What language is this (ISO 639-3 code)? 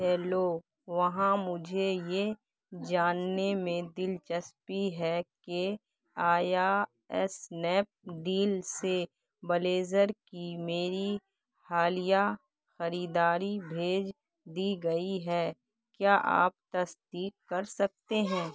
urd